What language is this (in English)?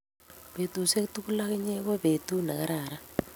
Kalenjin